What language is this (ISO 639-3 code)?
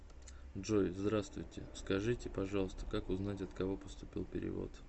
rus